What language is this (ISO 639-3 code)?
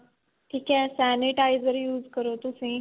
pan